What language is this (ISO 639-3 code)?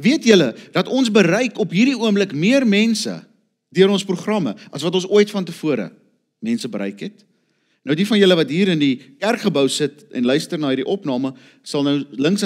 nld